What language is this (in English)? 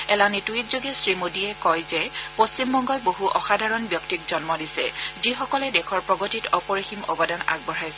Assamese